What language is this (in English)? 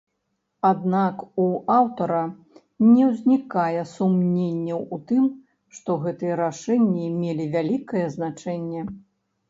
Belarusian